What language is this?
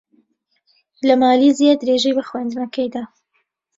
Central Kurdish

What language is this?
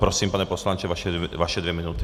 Czech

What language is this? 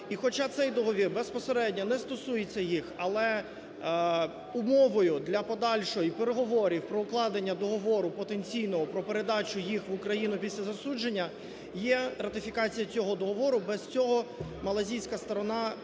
Ukrainian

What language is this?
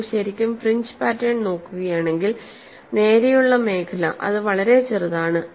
Malayalam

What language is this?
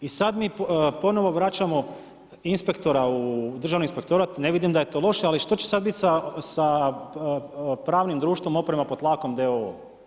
Croatian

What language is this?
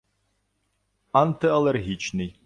Ukrainian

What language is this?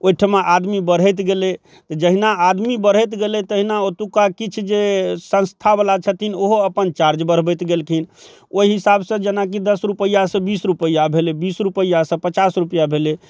Maithili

